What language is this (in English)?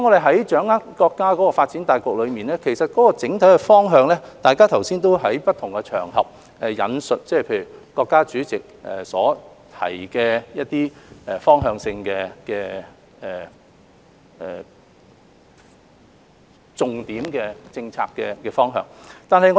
Cantonese